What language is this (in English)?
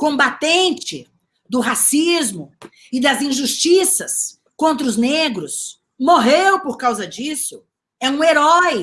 Portuguese